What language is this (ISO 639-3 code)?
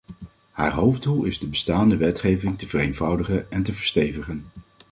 nld